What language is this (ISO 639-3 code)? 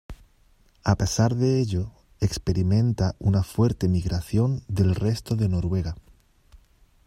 spa